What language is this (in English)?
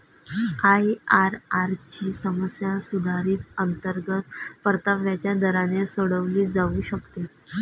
Marathi